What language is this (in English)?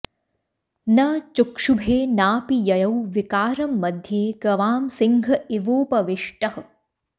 Sanskrit